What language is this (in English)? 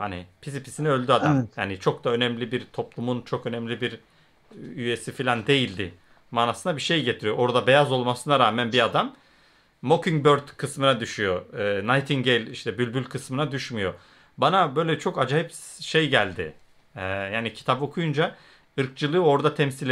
Turkish